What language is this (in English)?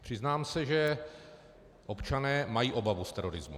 Czech